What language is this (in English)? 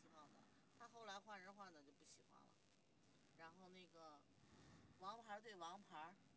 Chinese